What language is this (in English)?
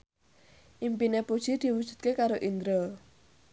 Javanese